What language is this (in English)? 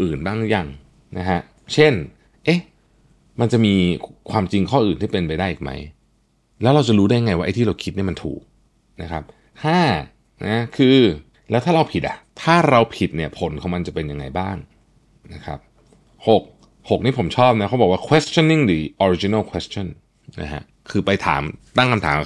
Thai